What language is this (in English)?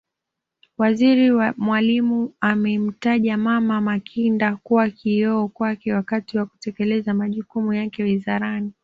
Swahili